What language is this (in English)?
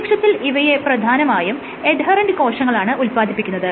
Malayalam